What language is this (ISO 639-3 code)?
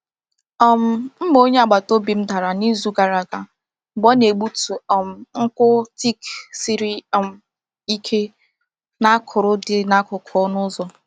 ibo